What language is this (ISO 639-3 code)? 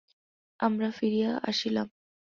ben